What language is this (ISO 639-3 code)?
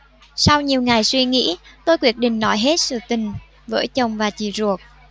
vie